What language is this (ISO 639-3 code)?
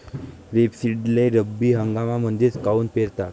mar